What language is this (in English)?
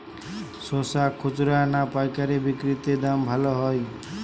Bangla